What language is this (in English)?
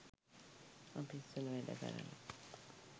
Sinhala